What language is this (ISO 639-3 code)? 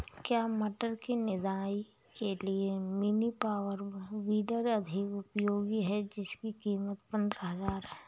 hin